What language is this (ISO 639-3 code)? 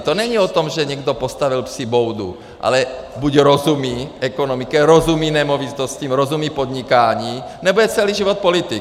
ces